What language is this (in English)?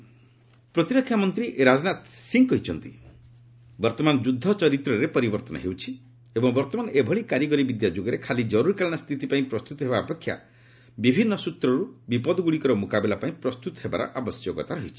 Odia